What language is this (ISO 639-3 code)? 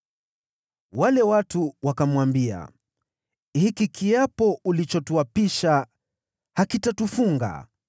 swa